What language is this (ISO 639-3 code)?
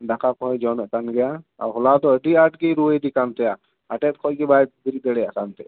sat